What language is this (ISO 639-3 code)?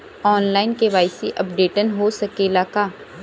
bho